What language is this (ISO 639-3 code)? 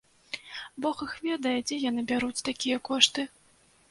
bel